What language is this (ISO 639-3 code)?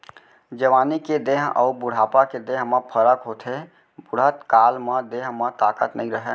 hne